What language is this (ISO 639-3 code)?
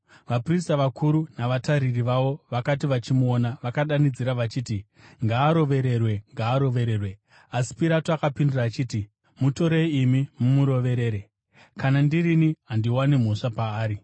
sna